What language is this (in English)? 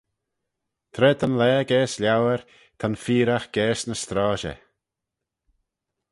Manx